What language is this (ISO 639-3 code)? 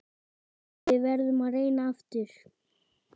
isl